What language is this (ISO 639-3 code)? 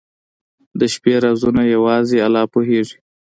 pus